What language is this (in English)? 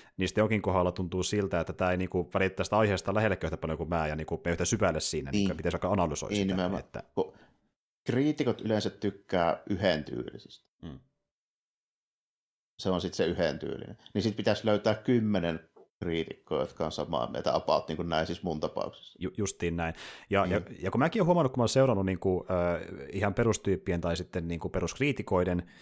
Finnish